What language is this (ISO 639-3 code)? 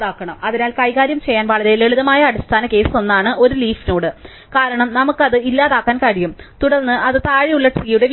mal